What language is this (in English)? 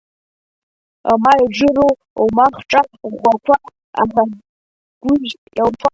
Abkhazian